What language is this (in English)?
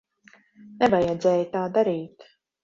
Latvian